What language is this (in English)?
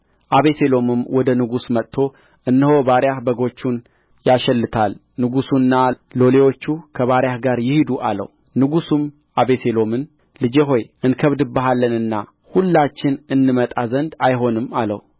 Amharic